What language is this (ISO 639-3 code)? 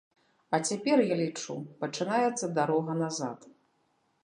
bel